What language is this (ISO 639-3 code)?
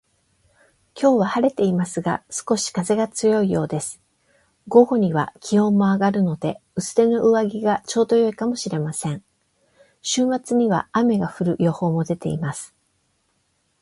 jpn